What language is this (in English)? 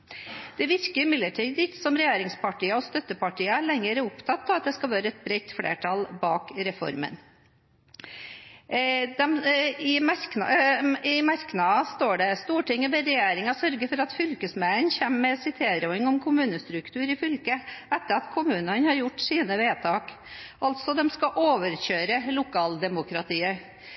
Norwegian Bokmål